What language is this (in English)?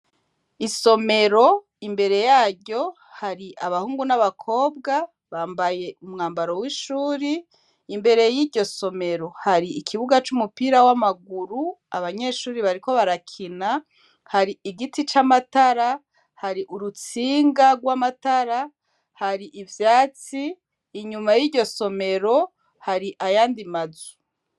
Rundi